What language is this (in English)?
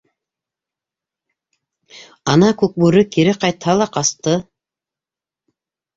Bashkir